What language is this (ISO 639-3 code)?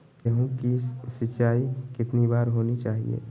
mag